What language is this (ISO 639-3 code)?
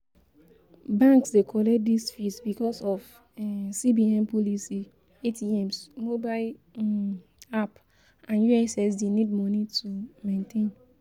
pcm